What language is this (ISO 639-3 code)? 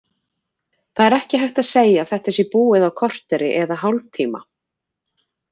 isl